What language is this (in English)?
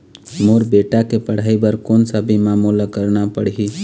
Chhattisgarhi